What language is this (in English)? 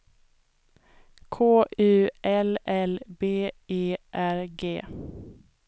Swedish